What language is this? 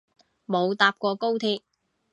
Cantonese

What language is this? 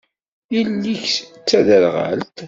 Kabyle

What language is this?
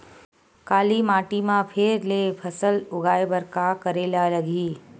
Chhattisgarhi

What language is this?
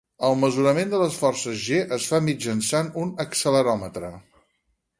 Catalan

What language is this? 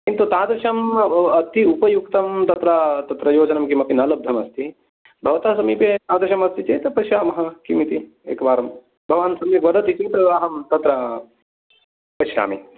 Sanskrit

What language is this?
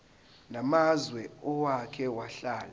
Zulu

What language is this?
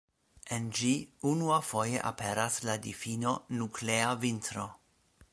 Esperanto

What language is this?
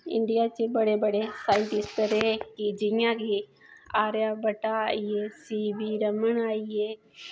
Dogri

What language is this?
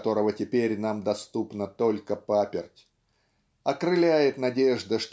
Russian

